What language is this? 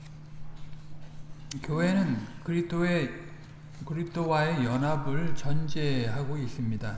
Korean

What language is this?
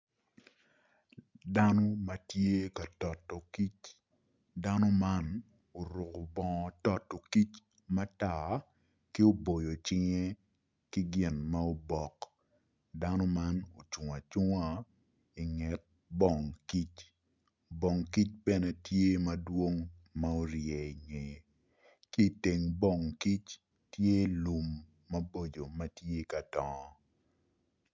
Acoli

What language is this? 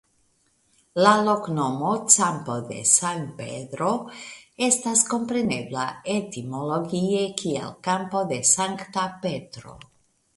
Esperanto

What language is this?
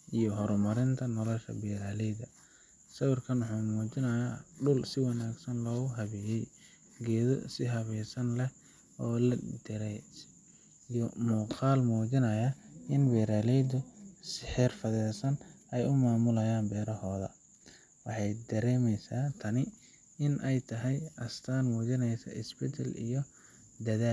Somali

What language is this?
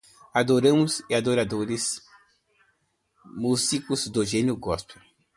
Portuguese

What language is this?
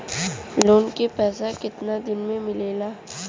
Bhojpuri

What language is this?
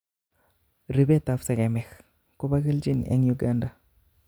Kalenjin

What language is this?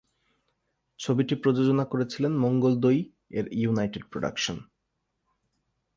Bangla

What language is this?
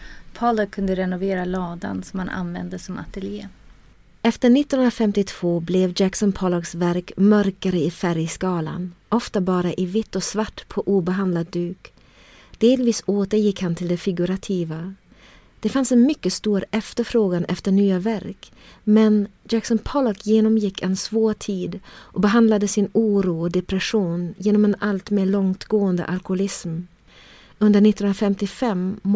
Swedish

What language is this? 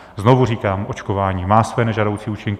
Czech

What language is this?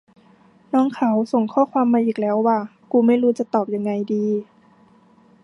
Thai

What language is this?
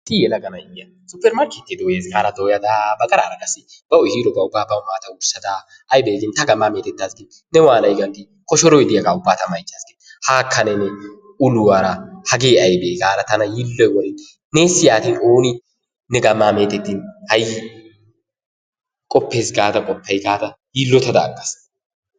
Wolaytta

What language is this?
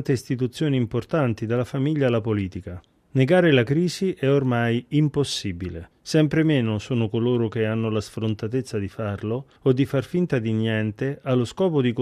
Italian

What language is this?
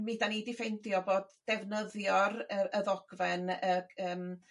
Welsh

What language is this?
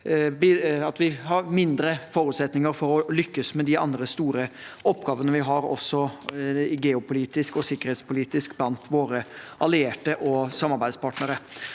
Norwegian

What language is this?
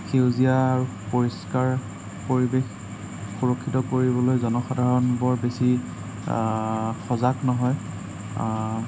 Assamese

